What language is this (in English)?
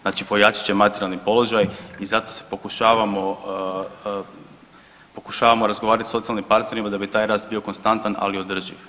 Croatian